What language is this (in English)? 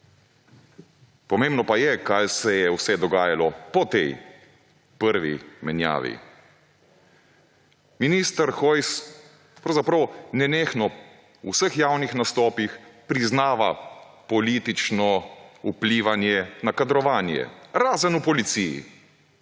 Slovenian